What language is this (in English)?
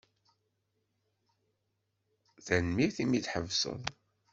Kabyle